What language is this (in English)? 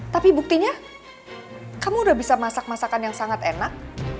Indonesian